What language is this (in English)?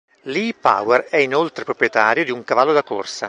Italian